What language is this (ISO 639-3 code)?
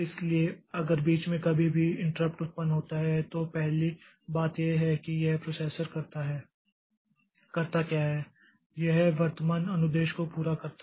hin